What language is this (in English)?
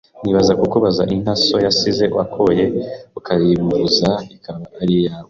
Kinyarwanda